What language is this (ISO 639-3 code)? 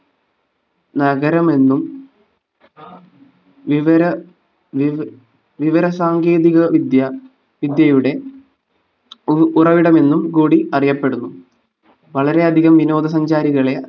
mal